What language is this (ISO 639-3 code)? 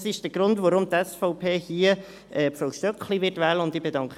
gsw